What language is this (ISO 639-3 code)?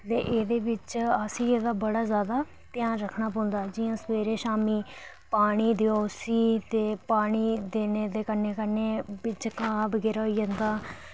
doi